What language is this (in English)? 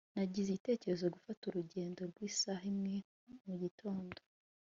Kinyarwanda